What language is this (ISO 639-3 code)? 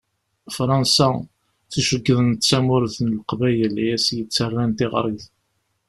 kab